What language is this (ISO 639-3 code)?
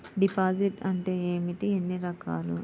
tel